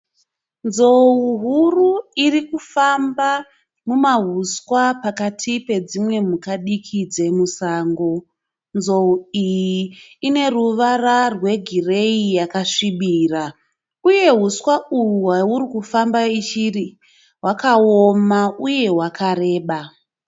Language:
Shona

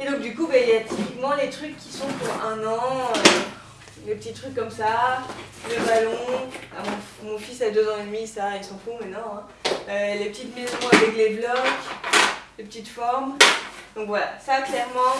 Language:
French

